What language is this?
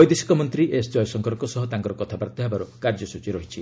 Odia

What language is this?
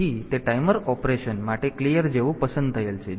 Gujarati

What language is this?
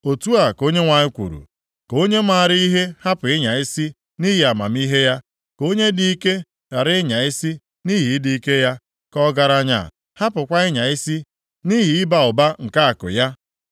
Igbo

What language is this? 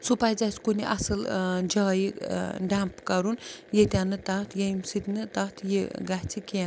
Kashmiri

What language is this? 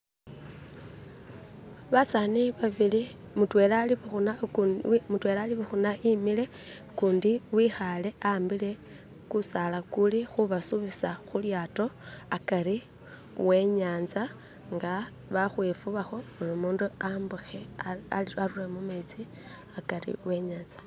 Masaaba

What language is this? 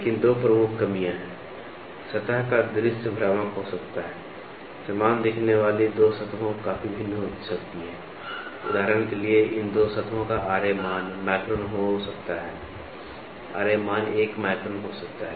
Hindi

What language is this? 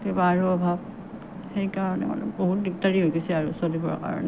Assamese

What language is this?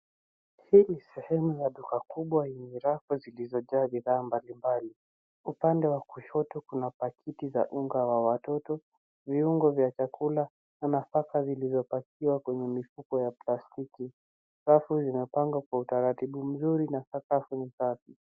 Swahili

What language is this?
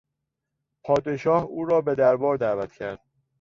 Persian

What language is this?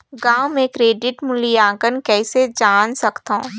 Chhattisgarhi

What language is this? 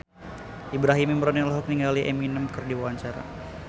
Sundanese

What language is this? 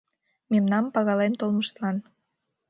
Mari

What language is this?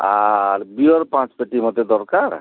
Odia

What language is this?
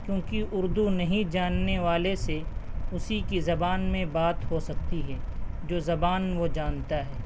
Urdu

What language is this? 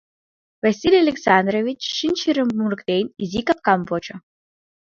Mari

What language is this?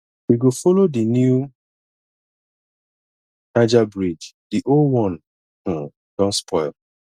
Nigerian Pidgin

